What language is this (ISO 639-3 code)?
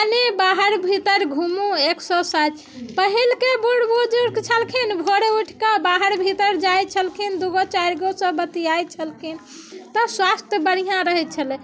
mai